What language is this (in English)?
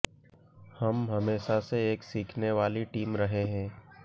Hindi